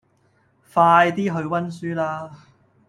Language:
Cantonese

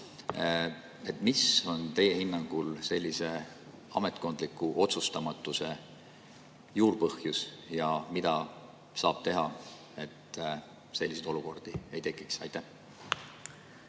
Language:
Estonian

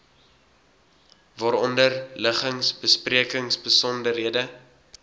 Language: Afrikaans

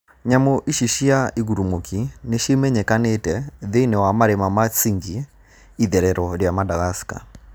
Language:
Kikuyu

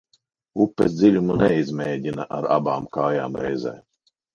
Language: Latvian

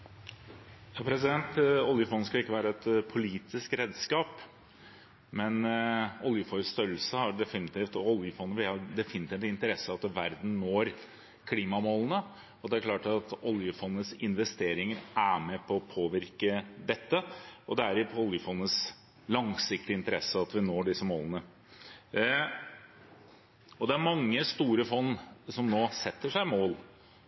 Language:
Norwegian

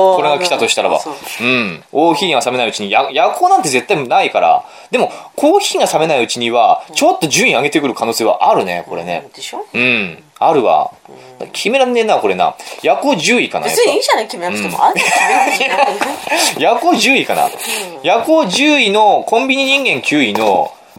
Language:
Japanese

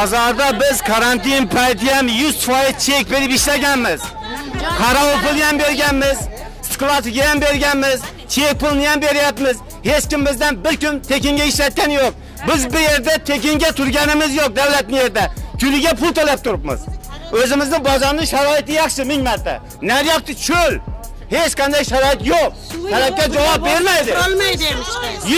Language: Turkish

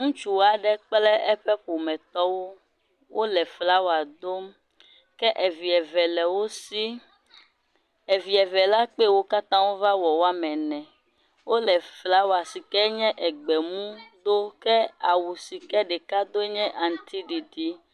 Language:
Ewe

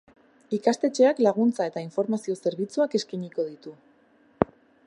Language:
Basque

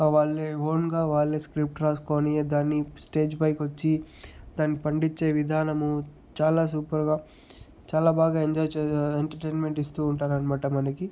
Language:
Telugu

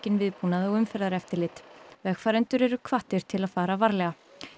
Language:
Icelandic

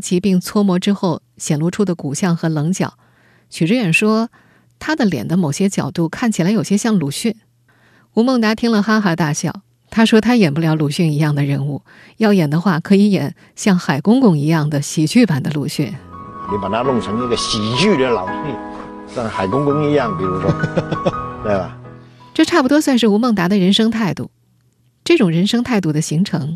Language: Chinese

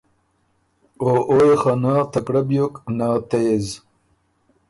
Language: Ormuri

